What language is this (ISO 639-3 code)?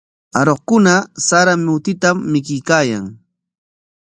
qwa